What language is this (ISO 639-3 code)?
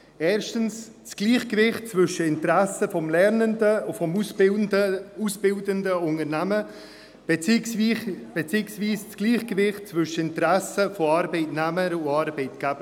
gsw